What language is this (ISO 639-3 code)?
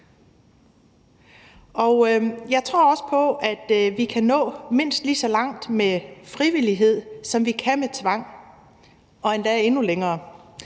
dan